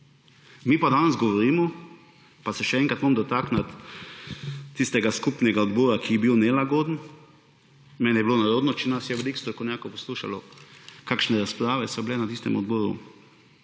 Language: Slovenian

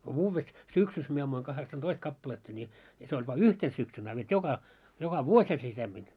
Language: Finnish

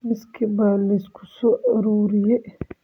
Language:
Somali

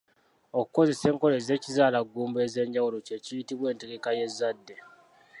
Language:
Ganda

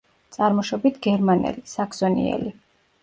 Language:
Georgian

